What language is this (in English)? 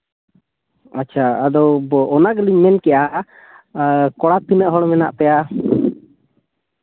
Santali